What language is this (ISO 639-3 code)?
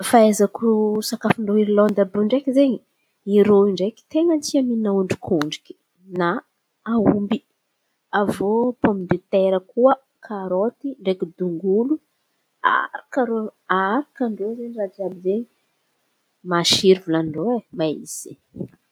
xmv